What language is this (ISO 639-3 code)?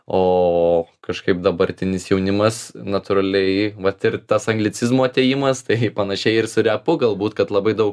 lit